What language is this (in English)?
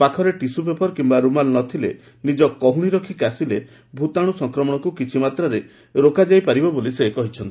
Odia